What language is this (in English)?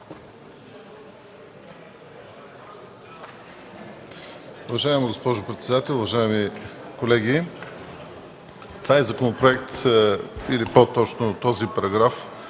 Bulgarian